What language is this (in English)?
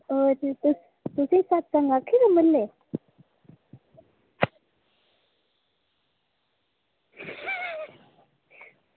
Dogri